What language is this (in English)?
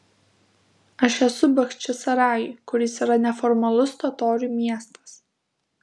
Lithuanian